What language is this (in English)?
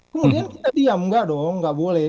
Indonesian